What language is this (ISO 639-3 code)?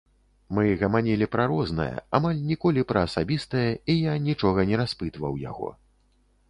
bel